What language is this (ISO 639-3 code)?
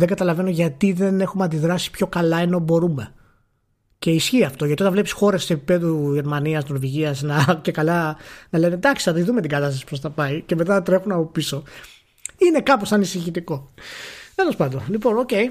ell